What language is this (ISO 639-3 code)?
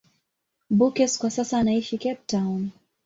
swa